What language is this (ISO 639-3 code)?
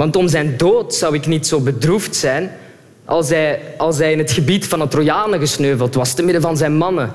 nld